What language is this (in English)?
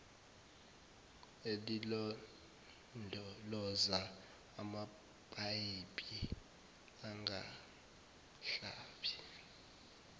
Zulu